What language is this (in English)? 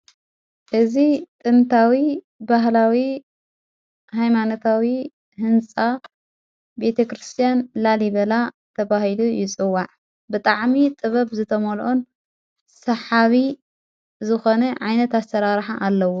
Tigrinya